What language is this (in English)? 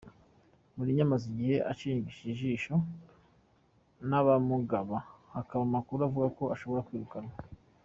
Kinyarwanda